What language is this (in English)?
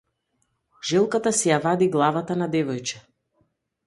Macedonian